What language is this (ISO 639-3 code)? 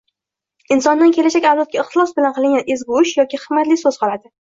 uzb